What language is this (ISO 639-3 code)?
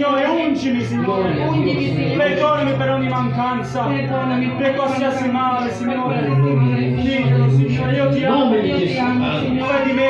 ita